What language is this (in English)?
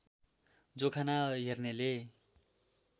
Nepali